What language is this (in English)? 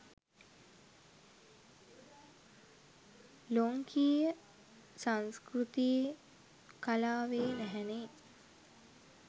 Sinhala